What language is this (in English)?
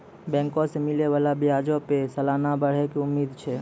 Maithili